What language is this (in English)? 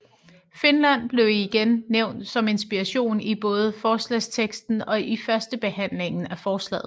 Danish